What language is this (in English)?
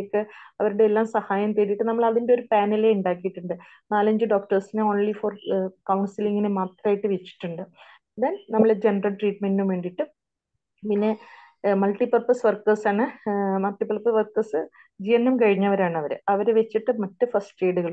Malayalam